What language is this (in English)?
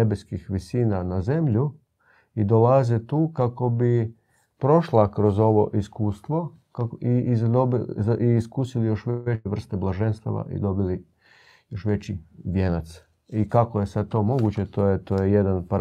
Croatian